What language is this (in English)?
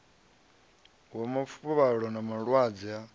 Venda